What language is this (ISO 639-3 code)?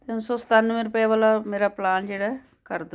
pan